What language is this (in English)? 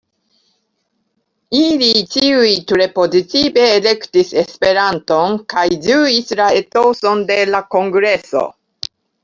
Esperanto